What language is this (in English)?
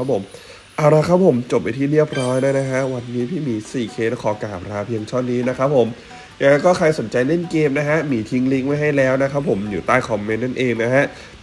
Thai